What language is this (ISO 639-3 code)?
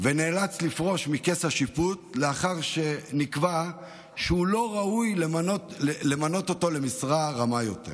heb